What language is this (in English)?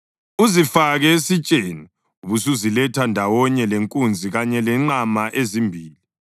North Ndebele